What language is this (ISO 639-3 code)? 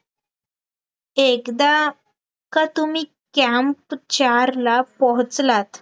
mar